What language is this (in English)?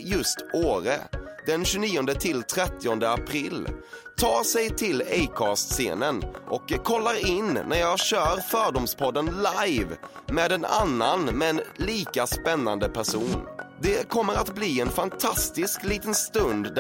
Swedish